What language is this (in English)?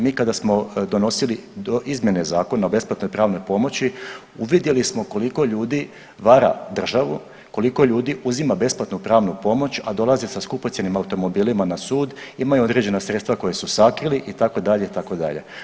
Croatian